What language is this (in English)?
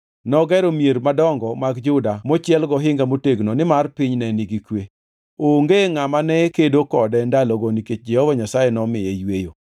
Luo (Kenya and Tanzania)